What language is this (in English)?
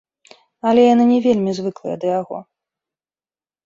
Belarusian